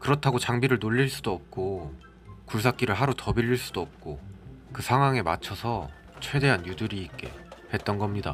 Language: Korean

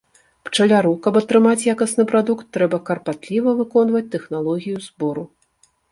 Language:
Belarusian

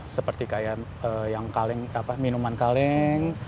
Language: Indonesian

